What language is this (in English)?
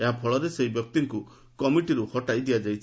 Odia